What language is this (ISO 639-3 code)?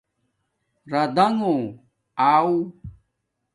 dmk